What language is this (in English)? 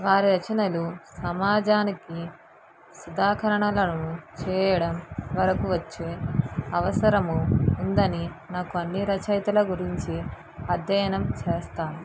Telugu